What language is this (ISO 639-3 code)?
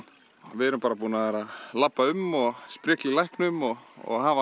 isl